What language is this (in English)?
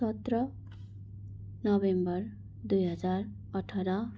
Nepali